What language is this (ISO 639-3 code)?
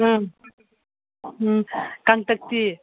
mni